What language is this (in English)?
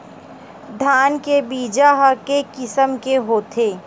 Chhattisgarhi